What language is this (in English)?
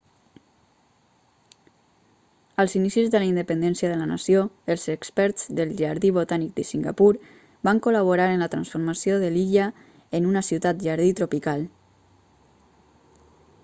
Catalan